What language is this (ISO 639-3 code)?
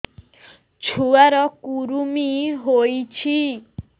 ori